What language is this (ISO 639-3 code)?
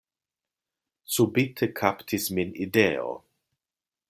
epo